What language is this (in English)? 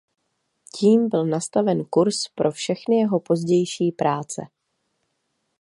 Czech